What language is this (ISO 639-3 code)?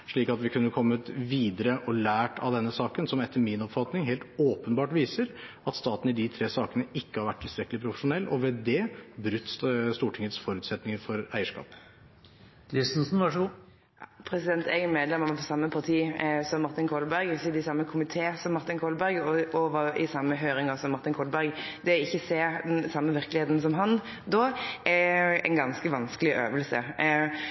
nor